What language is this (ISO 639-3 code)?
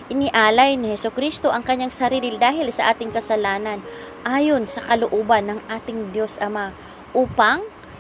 fil